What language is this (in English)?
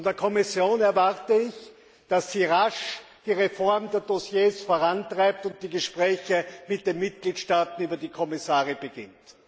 German